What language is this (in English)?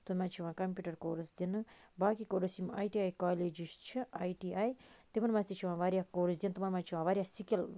Kashmiri